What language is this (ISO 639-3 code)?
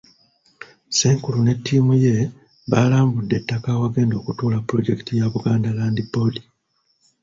lug